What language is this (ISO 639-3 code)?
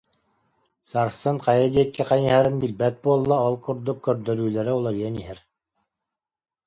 sah